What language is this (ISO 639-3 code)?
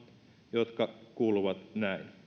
fin